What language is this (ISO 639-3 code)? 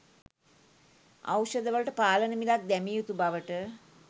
sin